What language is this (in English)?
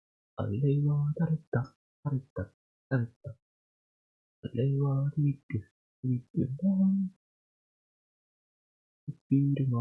Japanese